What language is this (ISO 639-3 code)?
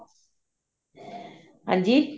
pan